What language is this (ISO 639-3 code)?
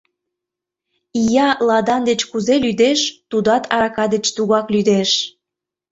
chm